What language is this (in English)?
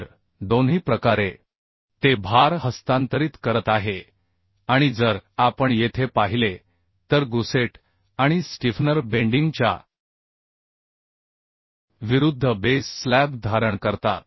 Marathi